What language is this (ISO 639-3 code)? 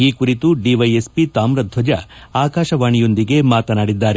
kan